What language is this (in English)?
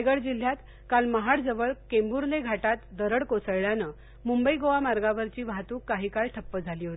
Marathi